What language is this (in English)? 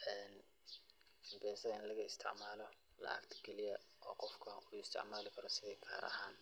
Somali